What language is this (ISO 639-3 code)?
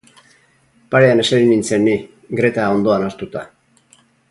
eus